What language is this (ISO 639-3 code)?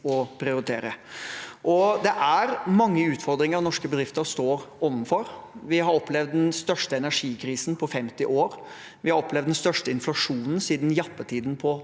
nor